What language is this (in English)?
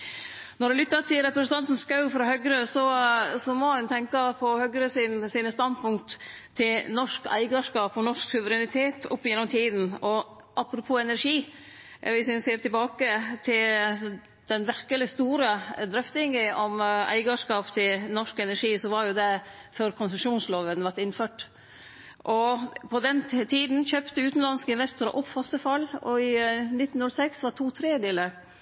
Norwegian Nynorsk